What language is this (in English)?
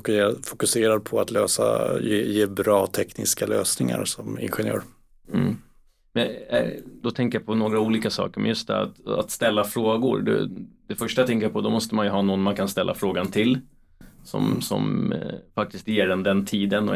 Swedish